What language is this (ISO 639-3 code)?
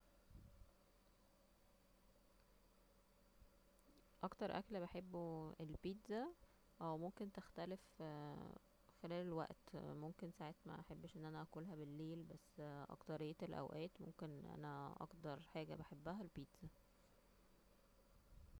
arz